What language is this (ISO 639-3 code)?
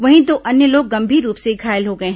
hin